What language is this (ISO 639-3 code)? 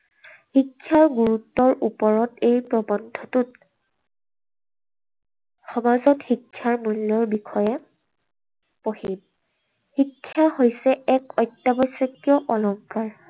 asm